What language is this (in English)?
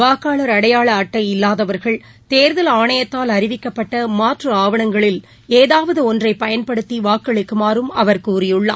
Tamil